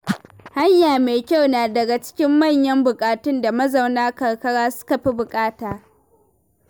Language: Hausa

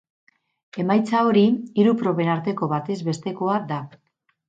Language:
Basque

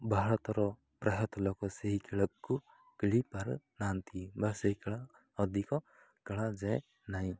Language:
Odia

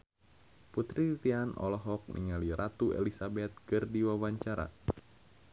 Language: Sundanese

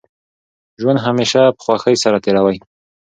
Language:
Pashto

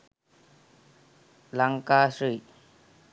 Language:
Sinhala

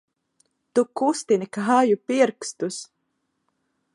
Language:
Latvian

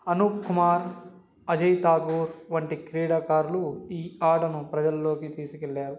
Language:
Telugu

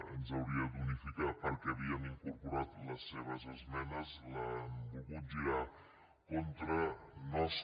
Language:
Catalan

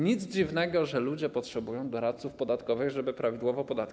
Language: Polish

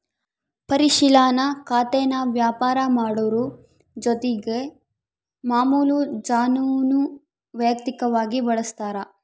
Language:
Kannada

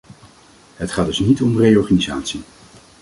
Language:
Dutch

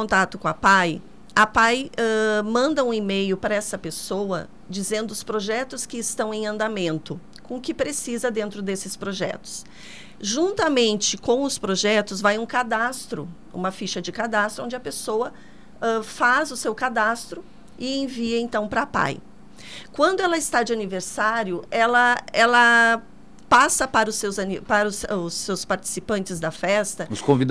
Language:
Portuguese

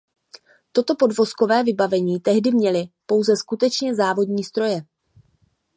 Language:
Czech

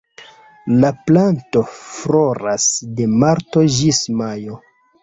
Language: Esperanto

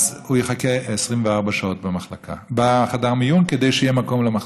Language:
Hebrew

